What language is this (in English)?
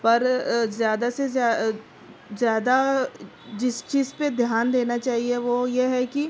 Urdu